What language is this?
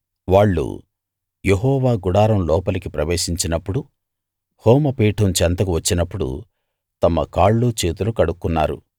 Telugu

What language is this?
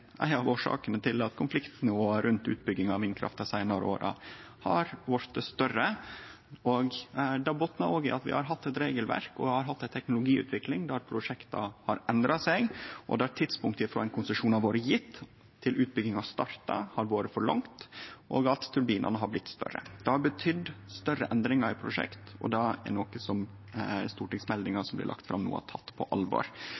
Norwegian Nynorsk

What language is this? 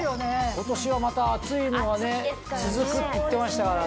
Japanese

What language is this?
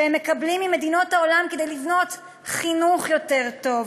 Hebrew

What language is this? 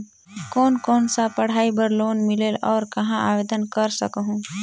Chhattisgarhi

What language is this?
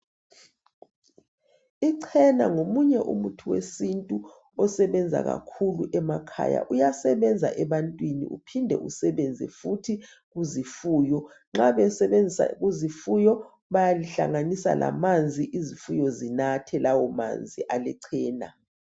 North Ndebele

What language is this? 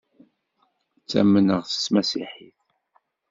Kabyle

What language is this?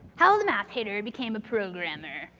English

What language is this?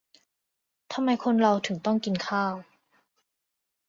Thai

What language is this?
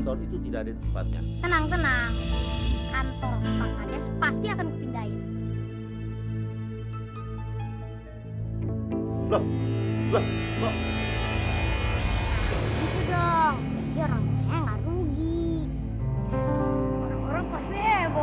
Indonesian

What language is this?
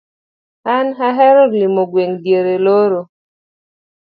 Luo (Kenya and Tanzania)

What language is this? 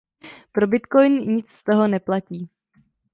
Czech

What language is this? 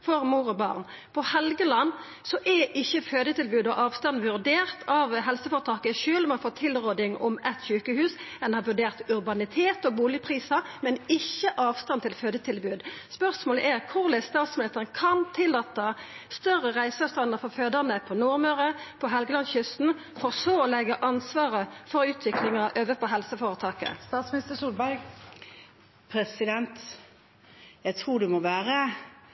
Norwegian Nynorsk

